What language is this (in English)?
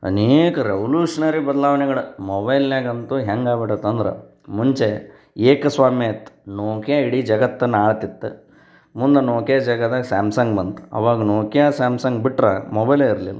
Kannada